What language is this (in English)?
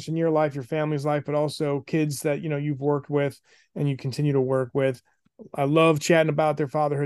English